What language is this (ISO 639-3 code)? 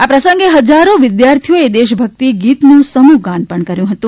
guj